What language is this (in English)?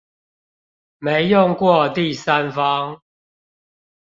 Chinese